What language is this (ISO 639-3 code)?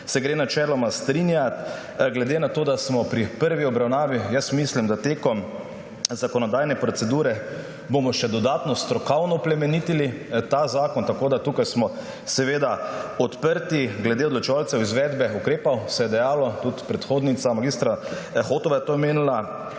slv